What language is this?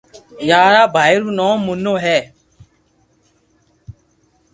Loarki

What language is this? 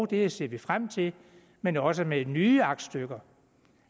Danish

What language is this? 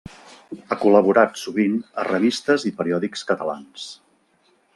Catalan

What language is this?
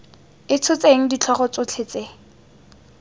Tswana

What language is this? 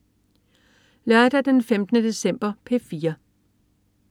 Danish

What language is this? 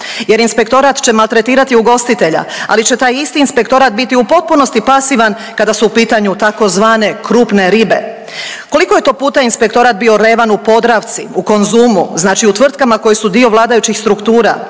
Croatian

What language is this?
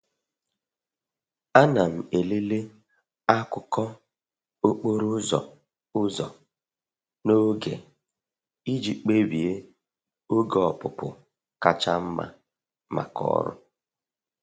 Igbo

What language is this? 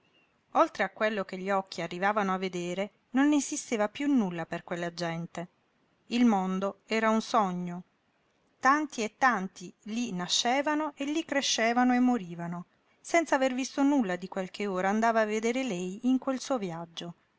Italian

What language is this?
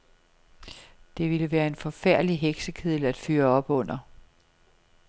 Danish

